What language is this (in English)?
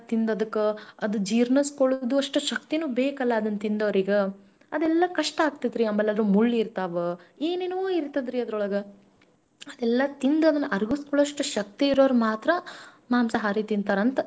Kannada